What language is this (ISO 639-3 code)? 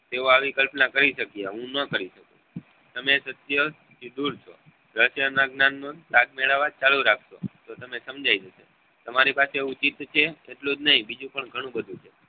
guj